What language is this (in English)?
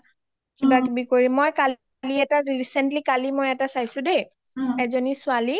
Assamese